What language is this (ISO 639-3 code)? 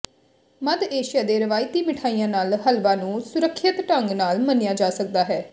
pan